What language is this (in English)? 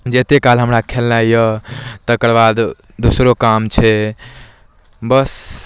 Maithili